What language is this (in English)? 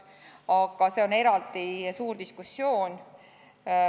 Estonian